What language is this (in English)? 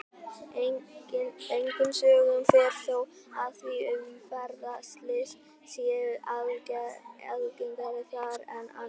Icelandic